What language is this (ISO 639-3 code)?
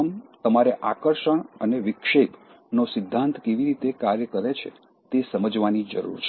guj